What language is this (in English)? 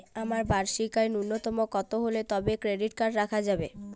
Bangla